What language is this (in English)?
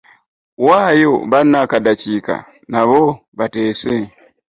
Ganda